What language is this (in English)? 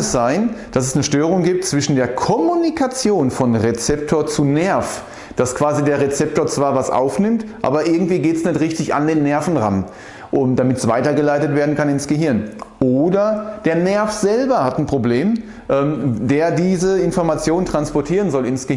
German